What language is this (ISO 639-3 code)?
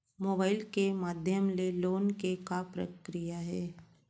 hne